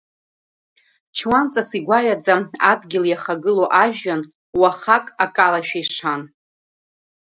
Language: Abkhazian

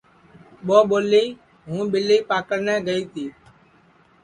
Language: Sansi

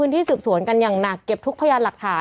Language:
Thai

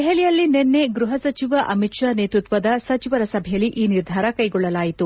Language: Kannada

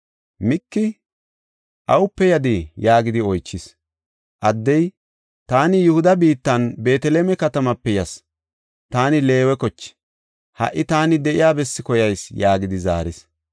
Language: Gofa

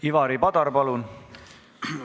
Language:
Estonian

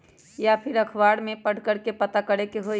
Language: Magahi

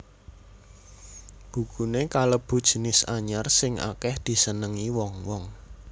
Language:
Javanese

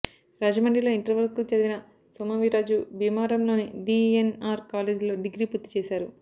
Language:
Telugu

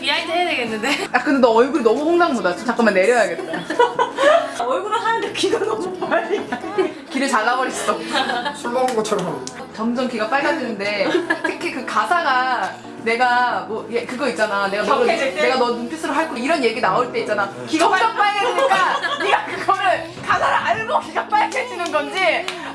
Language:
Korean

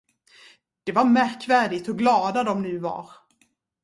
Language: Swedish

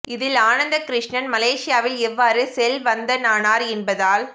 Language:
Tamil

